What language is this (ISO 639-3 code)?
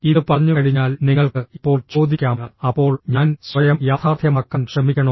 mal